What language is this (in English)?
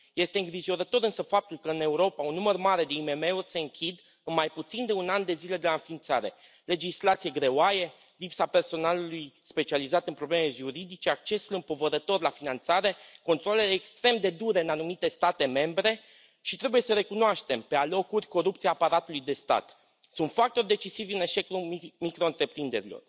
Romanian